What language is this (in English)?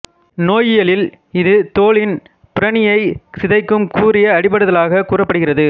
Tamil